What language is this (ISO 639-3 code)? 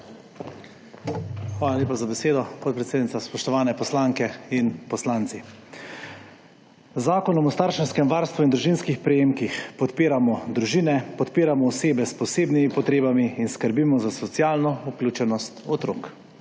slv